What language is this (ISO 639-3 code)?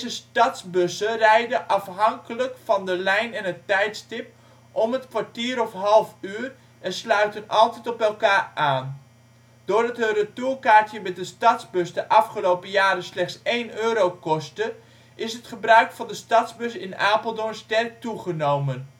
nld